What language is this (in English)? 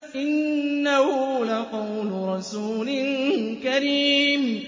Arabic